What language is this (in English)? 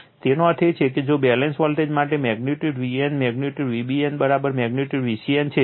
Gujarati